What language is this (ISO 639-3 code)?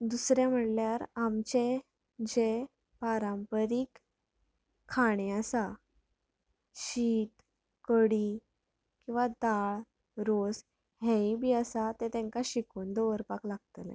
kok